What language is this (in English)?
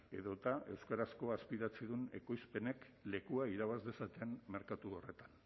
Basque